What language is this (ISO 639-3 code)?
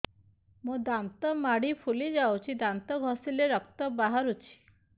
ori